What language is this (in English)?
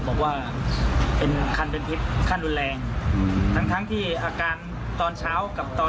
Thai